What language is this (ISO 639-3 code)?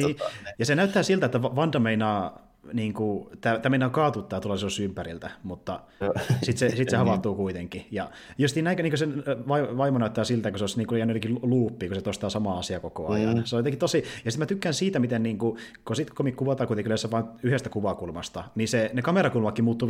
fin